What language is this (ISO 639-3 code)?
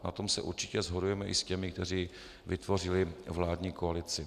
ces